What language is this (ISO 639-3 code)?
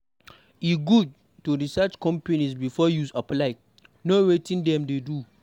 pcm